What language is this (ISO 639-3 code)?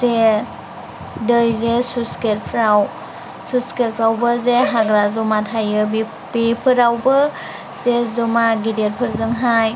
brx